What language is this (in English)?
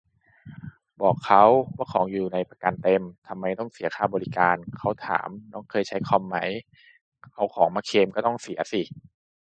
Thai